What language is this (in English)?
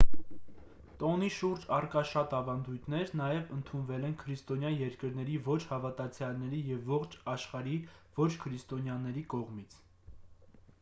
Armenian